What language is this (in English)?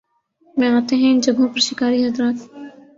Urdu